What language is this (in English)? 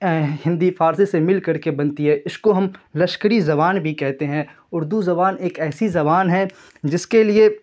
Urdu